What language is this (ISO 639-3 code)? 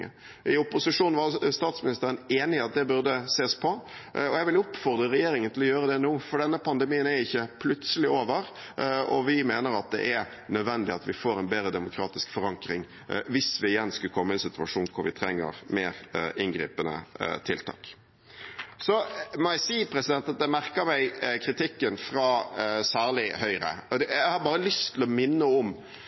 nob